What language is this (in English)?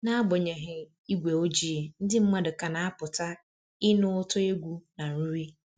Igbo